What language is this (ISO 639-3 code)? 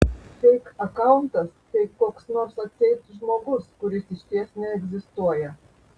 lit